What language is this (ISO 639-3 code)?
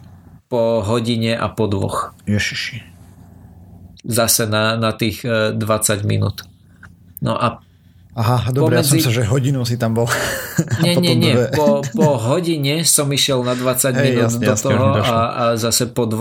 slk